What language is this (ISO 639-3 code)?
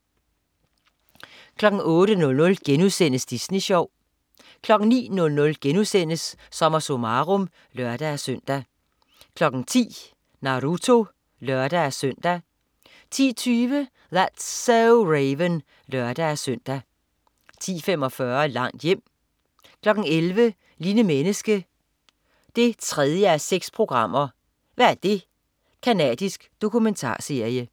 dan